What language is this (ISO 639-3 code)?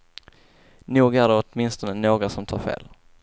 swe